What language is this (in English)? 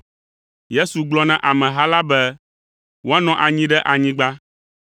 Ewe